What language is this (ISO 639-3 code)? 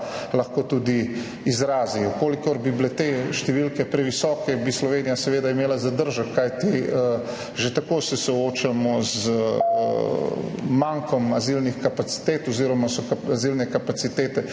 slv